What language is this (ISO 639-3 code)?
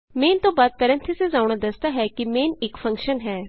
pan